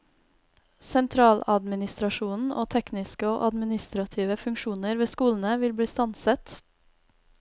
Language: Norwegian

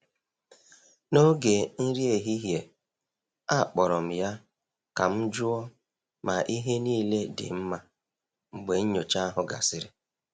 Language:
Igbo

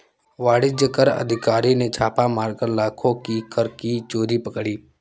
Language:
Hindi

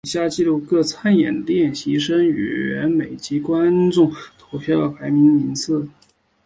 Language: Chinese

